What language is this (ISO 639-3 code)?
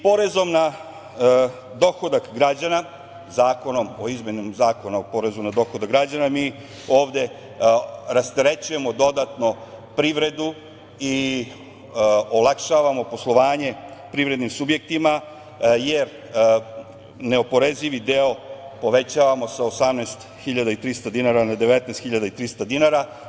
srp